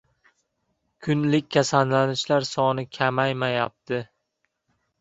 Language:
Uzbek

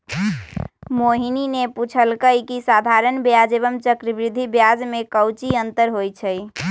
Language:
Magahi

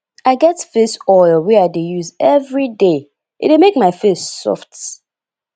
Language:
Nigerian Pidgin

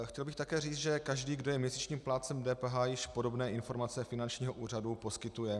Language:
Czech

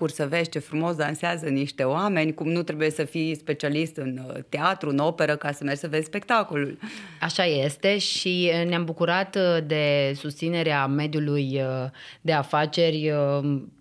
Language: Romanian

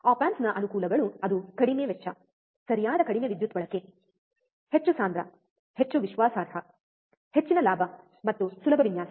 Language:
Kannada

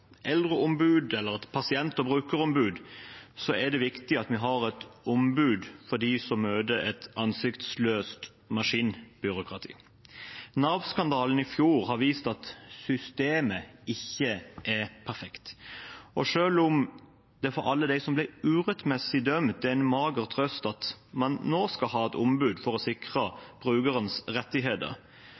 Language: Norwegian Bokmål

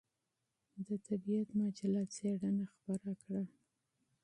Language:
Pashto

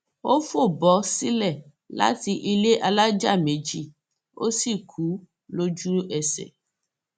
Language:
Yoruba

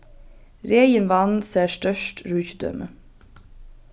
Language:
Faroese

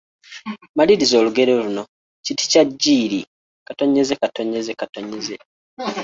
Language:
Ganda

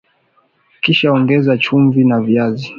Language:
Swahili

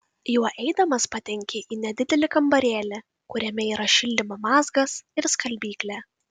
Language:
Lithuanian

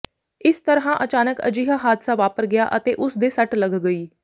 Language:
Punjabi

